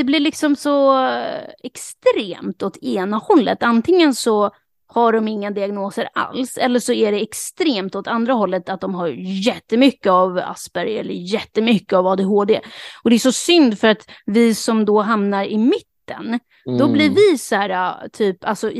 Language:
Swedish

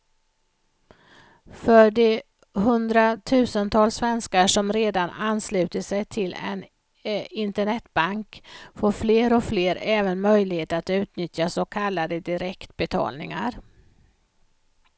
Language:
Swedish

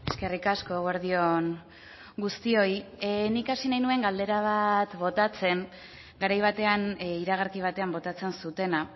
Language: Basque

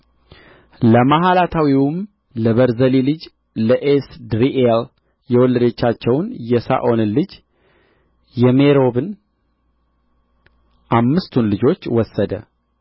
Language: Amharic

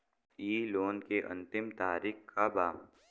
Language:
Bhojpuri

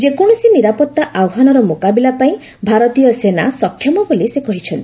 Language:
Odia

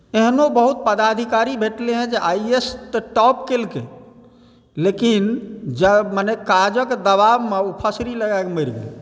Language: Maithili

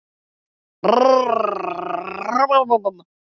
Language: Icelandic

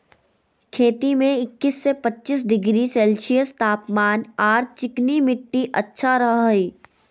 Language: Magahi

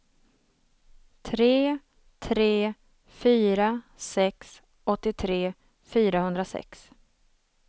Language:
Swedish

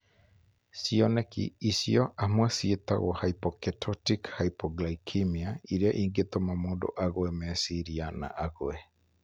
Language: Kikuyu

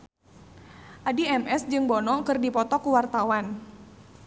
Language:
Sundanese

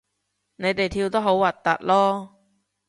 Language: Cantonese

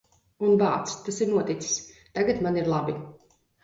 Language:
Latvian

